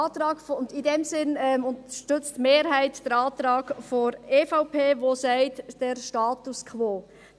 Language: Swiss German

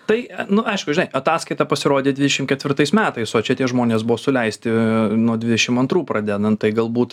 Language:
Lithuanian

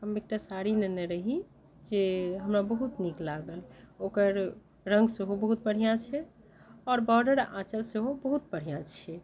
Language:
Maithili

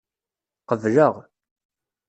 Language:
Kabyle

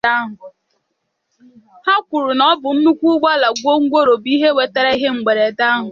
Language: Igbo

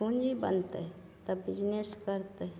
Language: Maithili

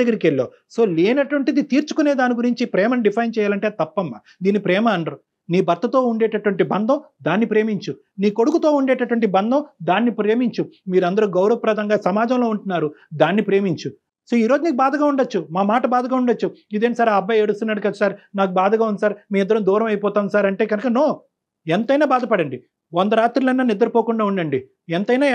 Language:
Telugu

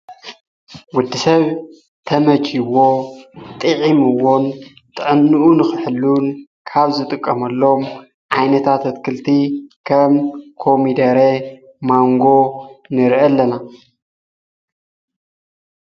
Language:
Tigrinya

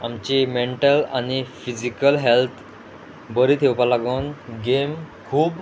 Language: Konkani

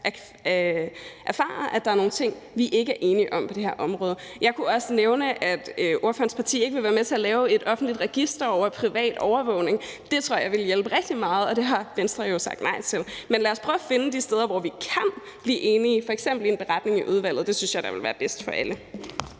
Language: Danish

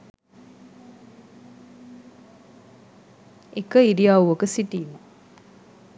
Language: Sinhala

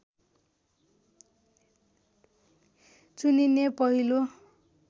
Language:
Nepali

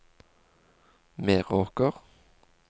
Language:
Norwegian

